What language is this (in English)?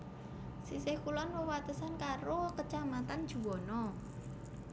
Javanese